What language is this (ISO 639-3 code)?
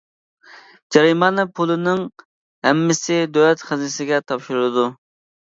uig